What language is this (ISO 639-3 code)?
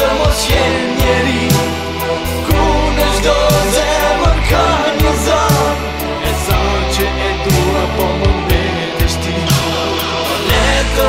ron